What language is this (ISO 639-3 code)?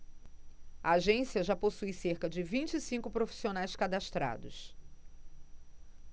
por